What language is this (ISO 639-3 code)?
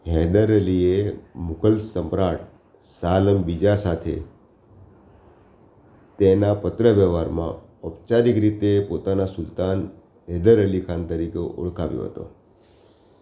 guj